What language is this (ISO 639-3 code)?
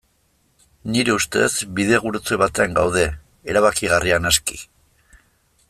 eus